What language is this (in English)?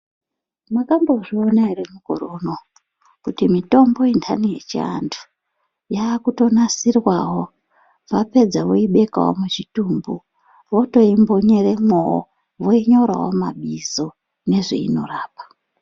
Ndau